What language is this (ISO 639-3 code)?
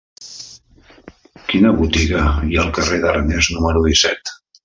cat